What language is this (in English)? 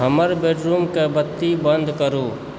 Maithili